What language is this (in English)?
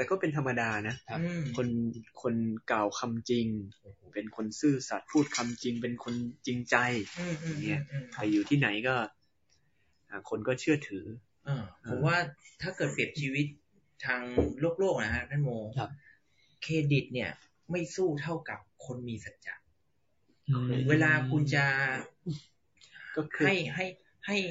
Thai